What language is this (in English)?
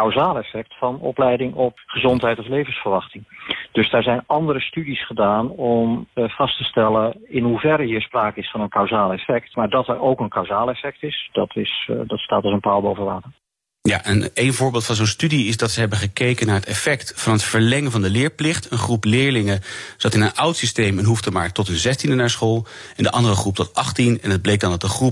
Dutch